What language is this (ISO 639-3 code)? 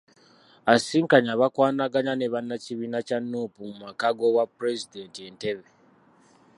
lug